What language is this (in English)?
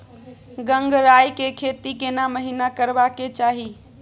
Maithili